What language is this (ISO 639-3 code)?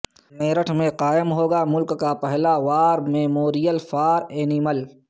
urd